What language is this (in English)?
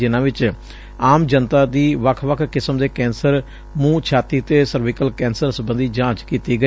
Punjabi